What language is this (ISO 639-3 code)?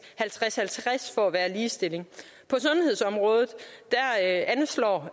dan